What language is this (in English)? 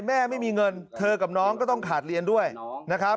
Thai